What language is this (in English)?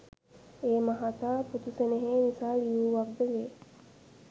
Sinhala